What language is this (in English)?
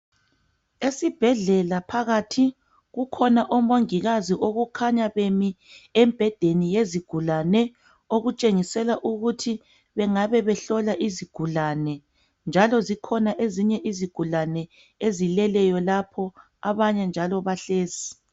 North Ndebele